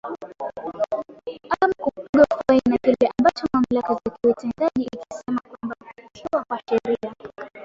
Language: Swahili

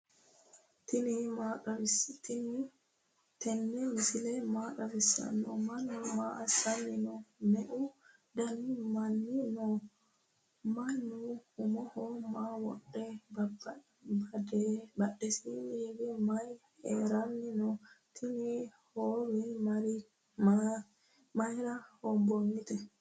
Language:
Sidamo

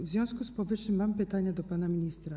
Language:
Polish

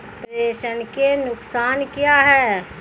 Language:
Hindi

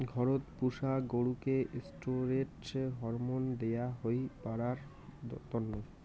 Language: Bangla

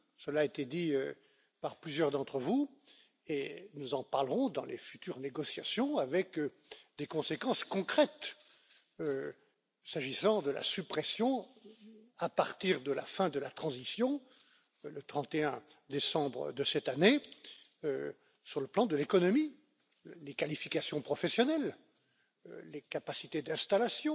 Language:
French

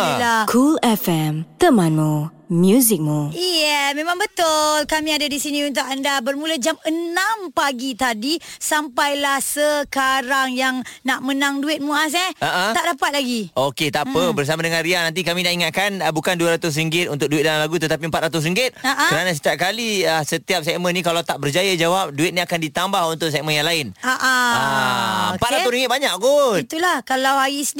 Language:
Malay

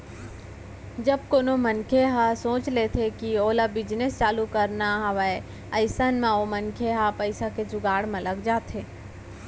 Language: Chhattisgarhi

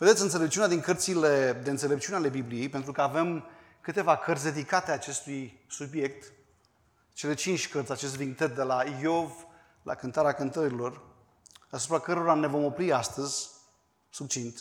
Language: Romanian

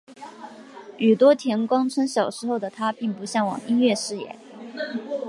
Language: Chinese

